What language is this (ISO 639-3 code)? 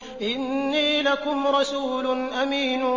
ara